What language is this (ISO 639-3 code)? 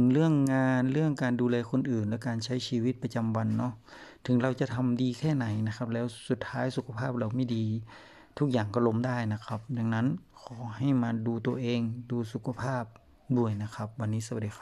tha